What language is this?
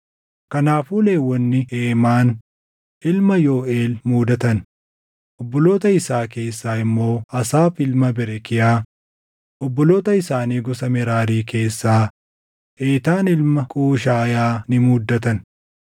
Oromo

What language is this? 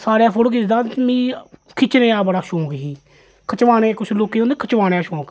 Dogri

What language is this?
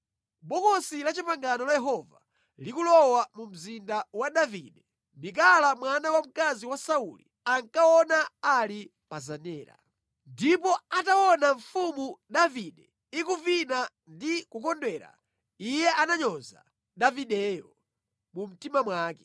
Nyanja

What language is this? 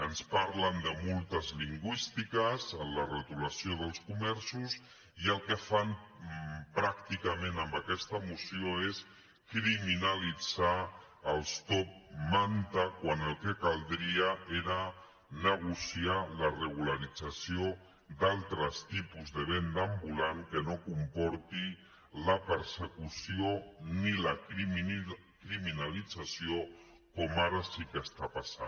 Catalan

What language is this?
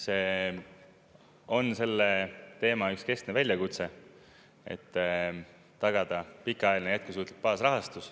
Estonian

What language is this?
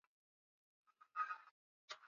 Swahili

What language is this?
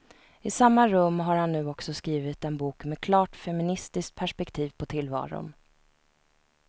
Swedish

